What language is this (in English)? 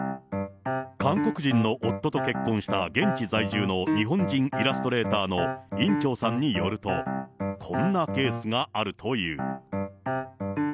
Japanese